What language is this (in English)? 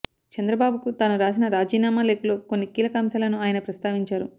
Telugu